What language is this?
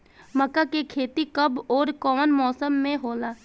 Bhojpuri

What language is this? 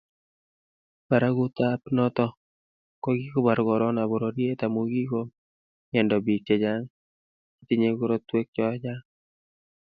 Kalenjin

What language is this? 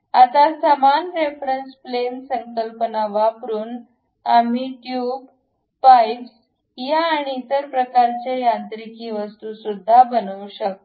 Marathi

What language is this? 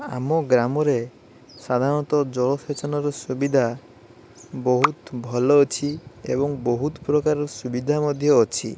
Odia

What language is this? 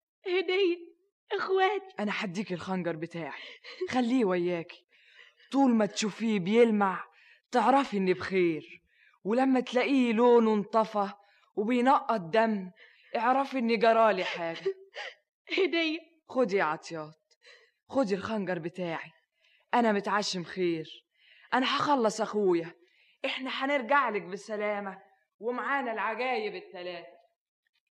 Arabic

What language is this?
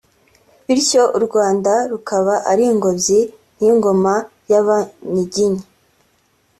Kinyarwanda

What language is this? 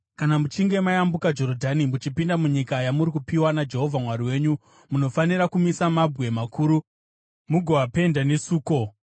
Shona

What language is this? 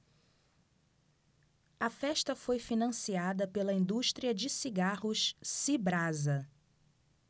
Portuguese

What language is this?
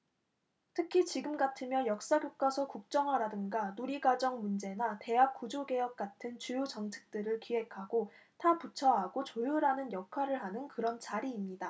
Korean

